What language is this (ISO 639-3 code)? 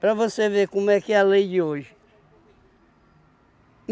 por